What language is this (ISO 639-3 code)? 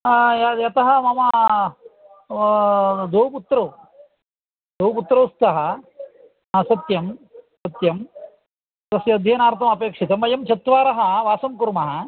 san